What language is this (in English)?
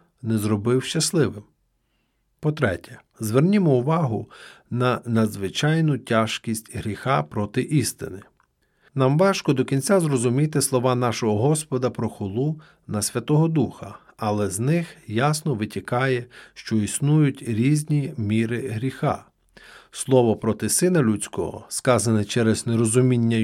Ukrainian